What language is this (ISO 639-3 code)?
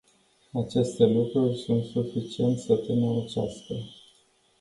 ron